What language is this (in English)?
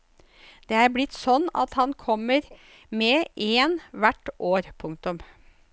Norwegian